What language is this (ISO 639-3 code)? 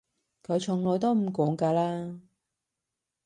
yue